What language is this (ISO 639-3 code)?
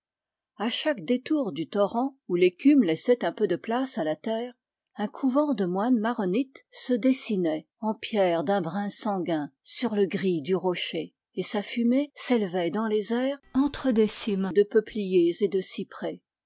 fra